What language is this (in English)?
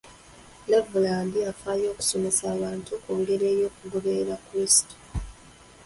Ganda